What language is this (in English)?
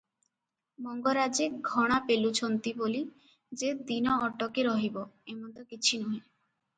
Odia